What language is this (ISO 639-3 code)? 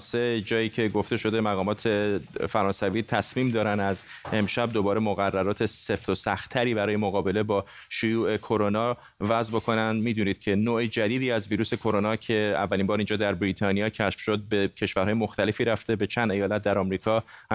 fas